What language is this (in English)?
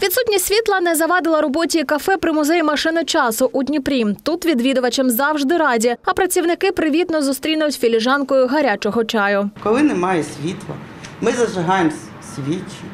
Ukrainian